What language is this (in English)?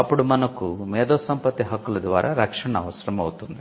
Telugu